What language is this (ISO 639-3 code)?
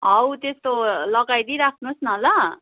nep